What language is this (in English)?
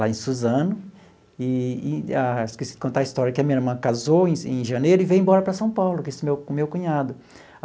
Portuguese